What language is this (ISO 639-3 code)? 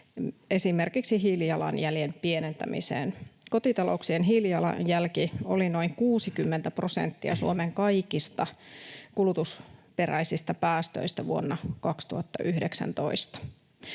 fin